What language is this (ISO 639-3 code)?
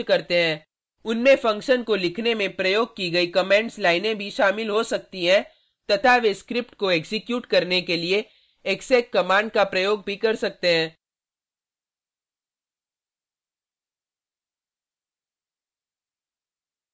hin